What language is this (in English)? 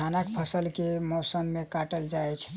Maithili